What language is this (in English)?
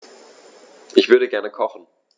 German